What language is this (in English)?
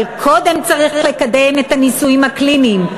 Hebrew